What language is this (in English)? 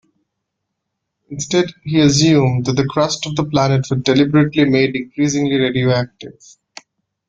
English